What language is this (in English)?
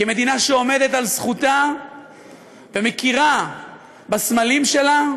Hebrew